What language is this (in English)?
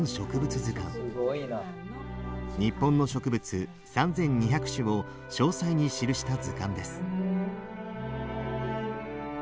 Japanese